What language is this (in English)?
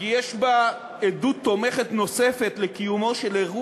Hebrew